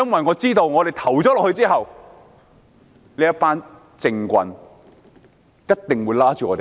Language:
Cantonese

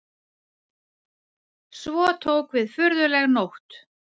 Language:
Icelandic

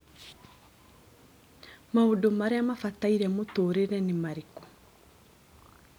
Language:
Kikuyu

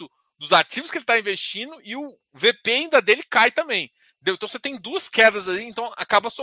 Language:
Portuguese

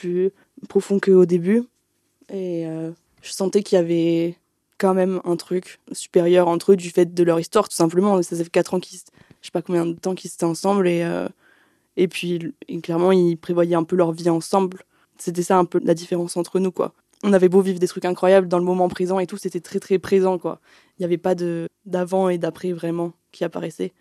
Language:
French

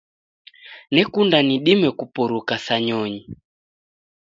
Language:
Taita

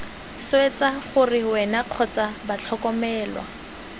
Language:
Tswana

